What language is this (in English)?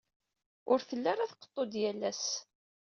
Kabyle